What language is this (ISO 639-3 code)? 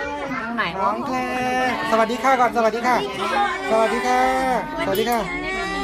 tha